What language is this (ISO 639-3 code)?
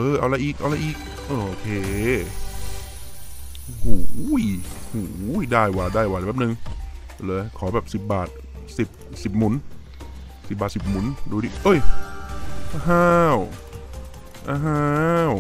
tha